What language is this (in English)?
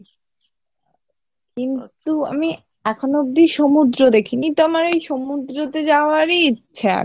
Bangla